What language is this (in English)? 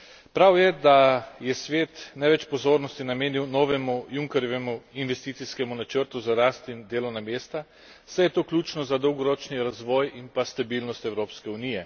Slovenian